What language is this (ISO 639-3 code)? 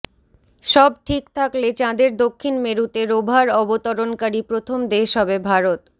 ben